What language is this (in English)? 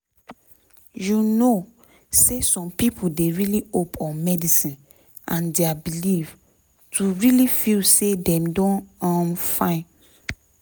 Nigerian Pidgin